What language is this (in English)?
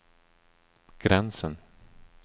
Swedish